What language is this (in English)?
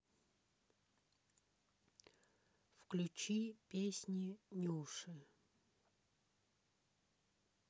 Russian